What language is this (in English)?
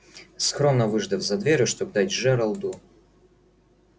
Russian